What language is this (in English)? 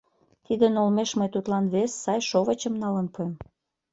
Mari